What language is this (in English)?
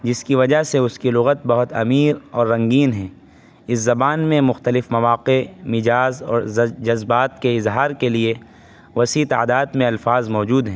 Urdu